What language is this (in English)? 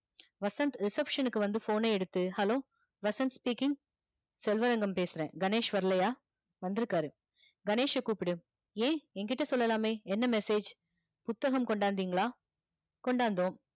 Tamil